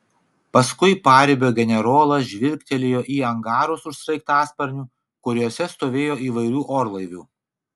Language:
Lithuanian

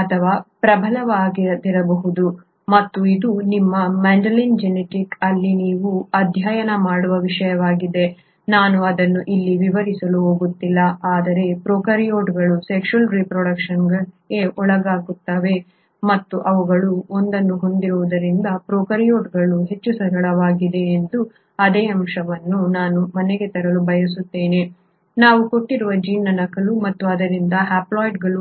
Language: Kannada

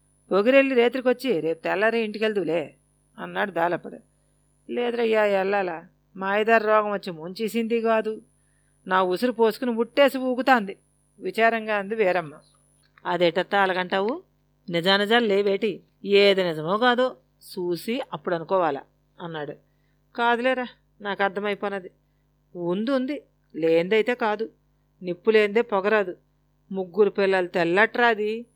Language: Telugu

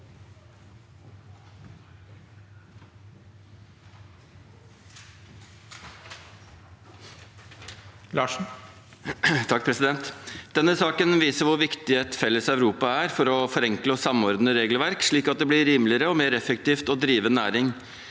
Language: Norwegian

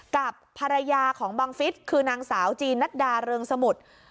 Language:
Thai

